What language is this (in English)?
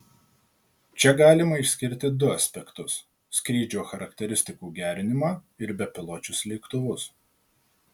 Lithuanian